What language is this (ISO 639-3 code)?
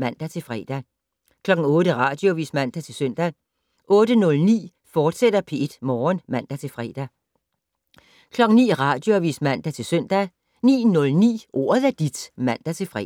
dan